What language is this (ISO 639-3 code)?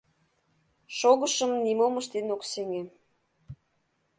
chm